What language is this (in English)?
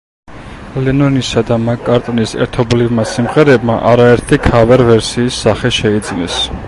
Georgian